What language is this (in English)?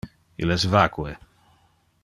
Interlingua